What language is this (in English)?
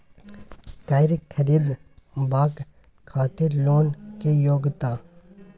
Maithili